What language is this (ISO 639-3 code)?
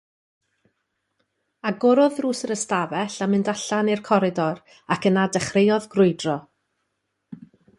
cym